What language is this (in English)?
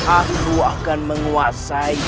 Indonesian